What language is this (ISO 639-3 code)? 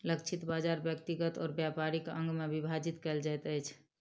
mai